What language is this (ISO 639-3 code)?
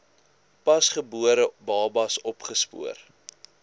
afr